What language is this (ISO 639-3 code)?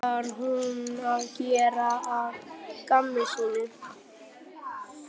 isl